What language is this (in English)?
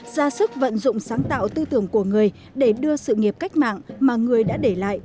Vietnamese